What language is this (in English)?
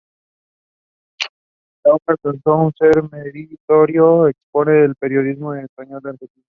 Spanish